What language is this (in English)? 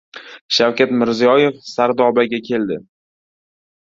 Uzbek